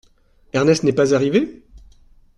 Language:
French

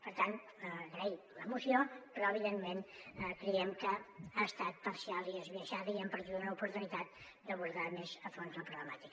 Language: Catalan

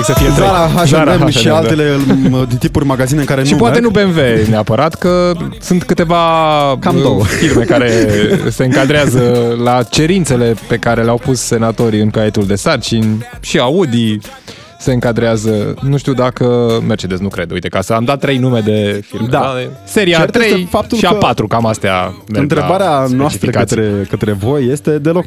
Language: Romanian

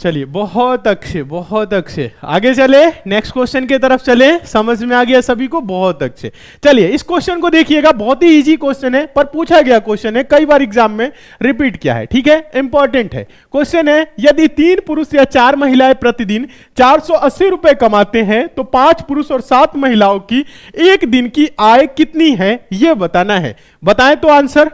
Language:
Hindi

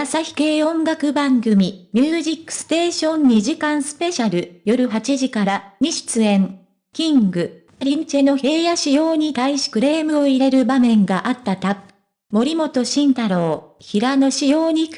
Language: Japanese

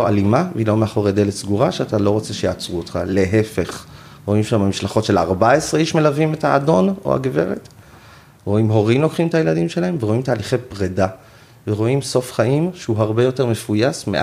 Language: Hebrew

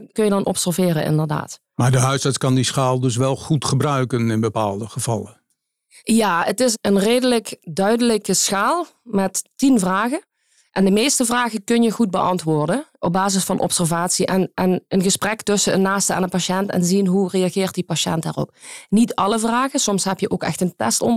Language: Dutch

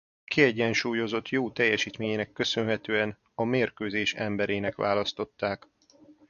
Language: Hungarian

